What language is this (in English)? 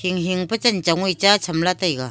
Wancho Naga